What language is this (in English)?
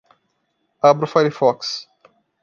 Portuguese